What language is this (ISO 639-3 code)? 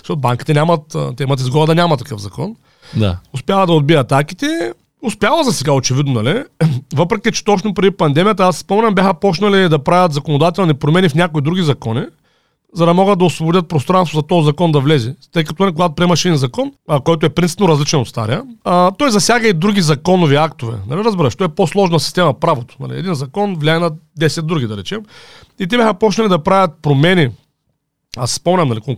bul